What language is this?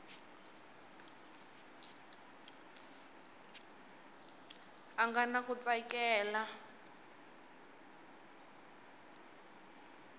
Tsonga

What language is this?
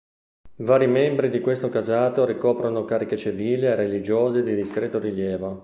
Italian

